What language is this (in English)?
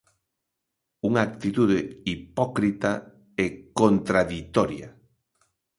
Galician